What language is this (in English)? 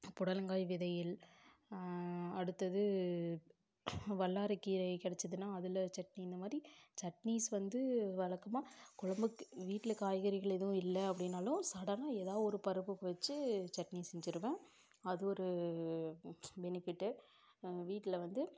Tamil